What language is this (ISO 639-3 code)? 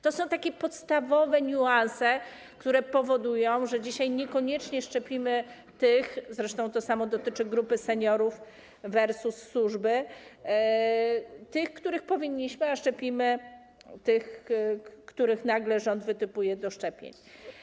pol